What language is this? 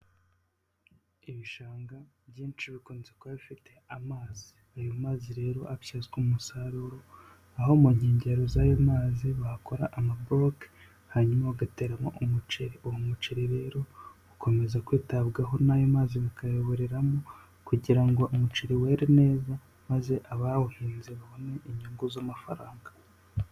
Kinyarwanda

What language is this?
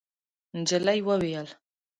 Pashto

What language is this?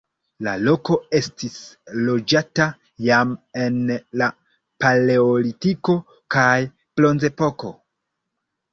Esperanto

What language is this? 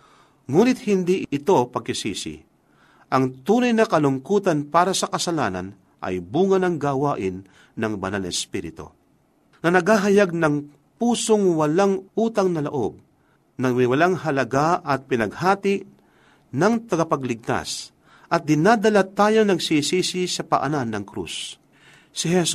Filipino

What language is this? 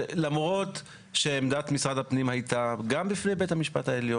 Hebrew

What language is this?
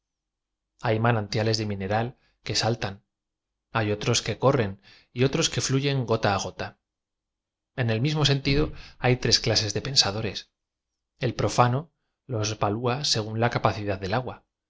Spanish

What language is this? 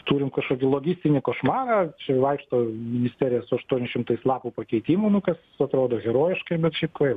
Lithuanian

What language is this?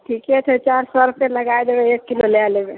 Maithili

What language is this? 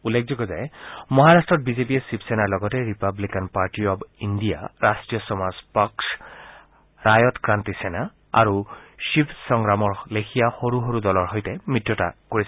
Assamese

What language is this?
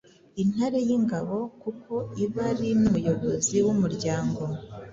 Kinyarwanda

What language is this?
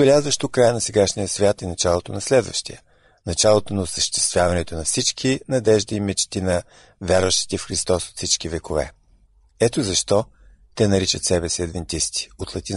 Bulgarian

